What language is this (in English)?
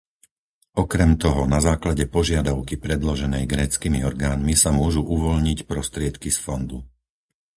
Slovak